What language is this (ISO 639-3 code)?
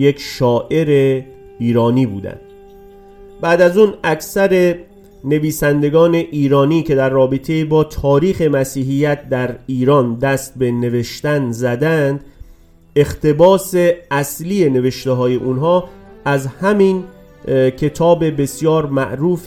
fas